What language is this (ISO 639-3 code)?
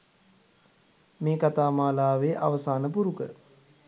sin